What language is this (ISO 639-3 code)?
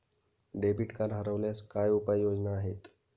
mar